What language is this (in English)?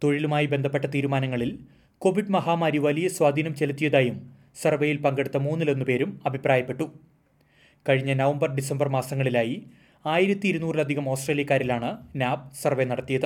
Malayalam